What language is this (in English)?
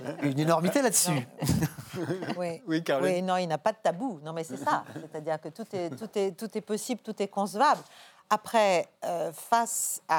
French